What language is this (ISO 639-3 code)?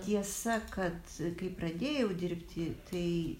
lit